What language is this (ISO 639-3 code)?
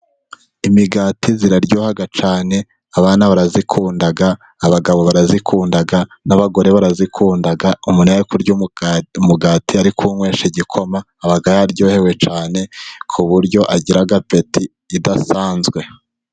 kin